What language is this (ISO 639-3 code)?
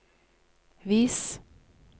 nor